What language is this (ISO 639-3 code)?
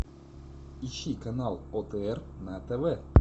rus